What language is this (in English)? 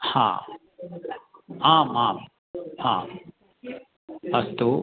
Sanskrit